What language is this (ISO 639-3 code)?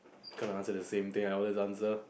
eng